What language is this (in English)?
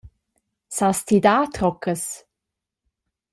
Romansh